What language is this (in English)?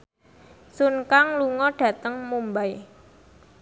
Javanese